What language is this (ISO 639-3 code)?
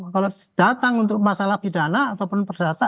ind